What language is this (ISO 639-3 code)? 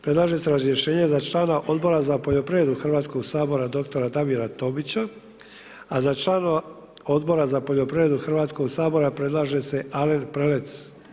hrv